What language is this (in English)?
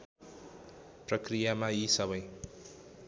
Nepali